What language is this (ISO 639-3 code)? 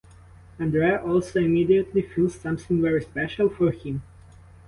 eng